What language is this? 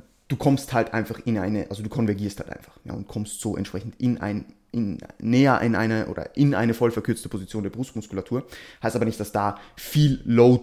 German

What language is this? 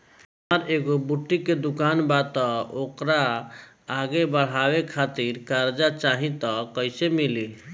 Bhojpuri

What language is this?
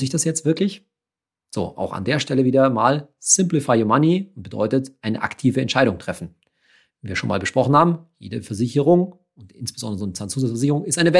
German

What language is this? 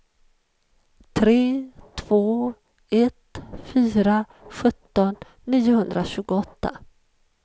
Swedish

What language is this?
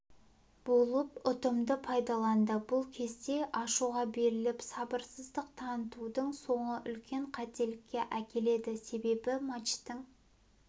Kazakh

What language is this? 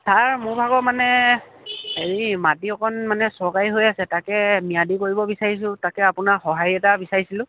Assamese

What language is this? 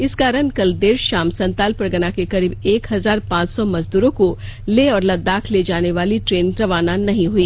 Hindi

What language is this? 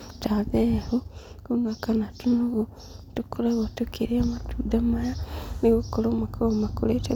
Kikuyu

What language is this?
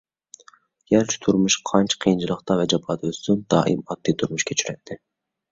Uyghur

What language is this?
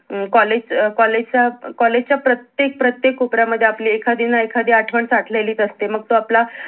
Marathi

